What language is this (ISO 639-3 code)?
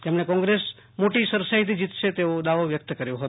guj